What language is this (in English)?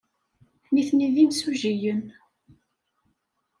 Kabyle